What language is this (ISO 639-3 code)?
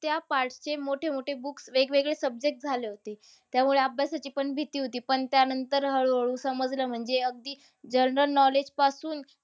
mar